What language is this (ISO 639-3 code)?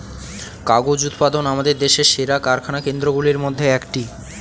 ben